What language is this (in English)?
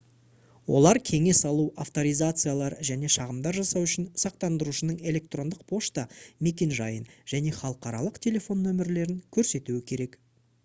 Kazakh